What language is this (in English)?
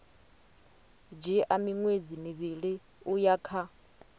Venda